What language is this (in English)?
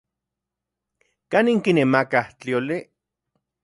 Central Puebla Nahuatl